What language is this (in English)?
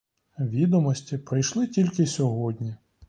Ukrainian